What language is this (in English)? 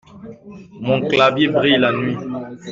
French